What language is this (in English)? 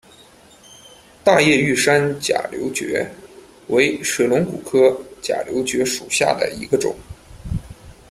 Chinese